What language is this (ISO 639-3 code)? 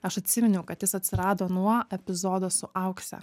lit